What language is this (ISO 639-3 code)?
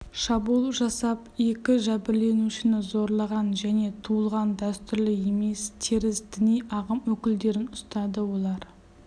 kaz